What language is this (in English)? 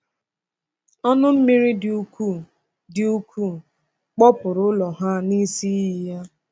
Igbo